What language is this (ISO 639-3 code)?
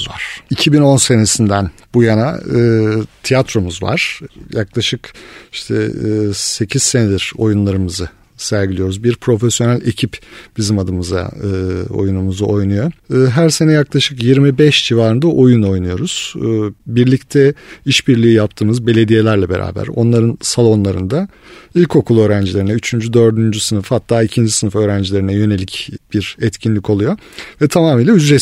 tur